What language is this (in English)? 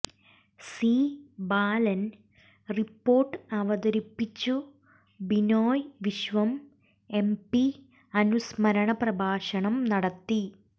Malayalam